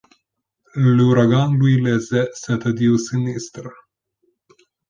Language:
French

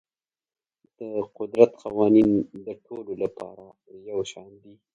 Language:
Pashto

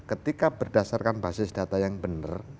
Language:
Indonesian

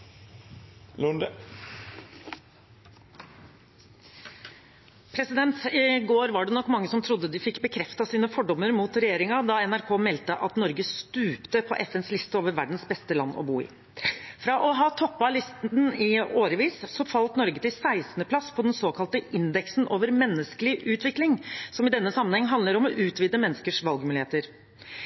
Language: Norwegian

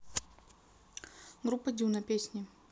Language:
Russian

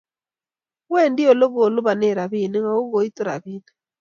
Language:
Kalenjin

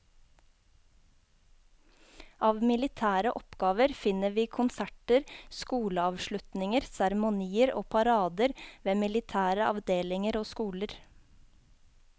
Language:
Norwegian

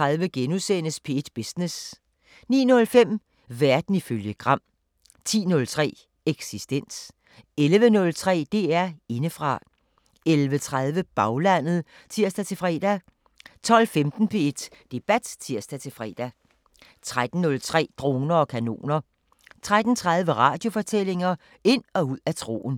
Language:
Danish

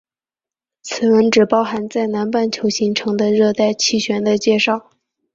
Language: Chinese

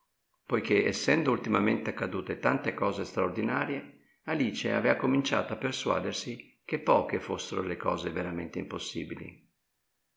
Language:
Italian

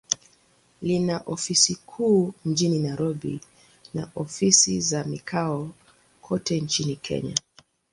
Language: Swahili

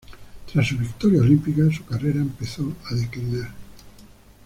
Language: Spanish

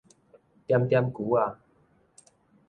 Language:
Min Nan Chinese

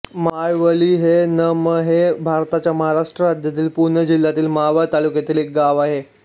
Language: Marathi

